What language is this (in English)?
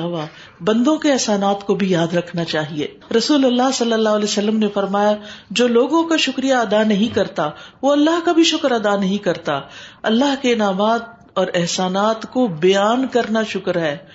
Urdu